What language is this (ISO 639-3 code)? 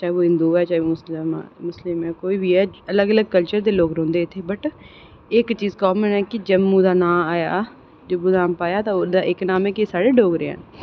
doi